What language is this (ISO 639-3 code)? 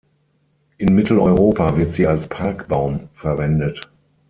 deu